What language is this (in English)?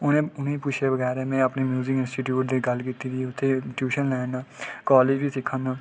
Dogri